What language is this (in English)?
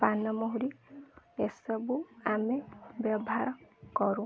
Odia